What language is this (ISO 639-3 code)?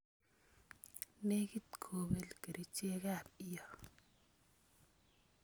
kln